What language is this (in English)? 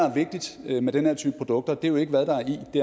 Danish